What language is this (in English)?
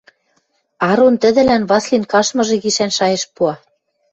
Western Mari